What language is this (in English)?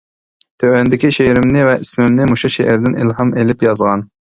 Uyghur